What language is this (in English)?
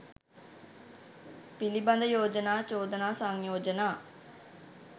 Sinhala